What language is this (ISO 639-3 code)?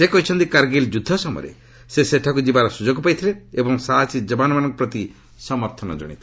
ori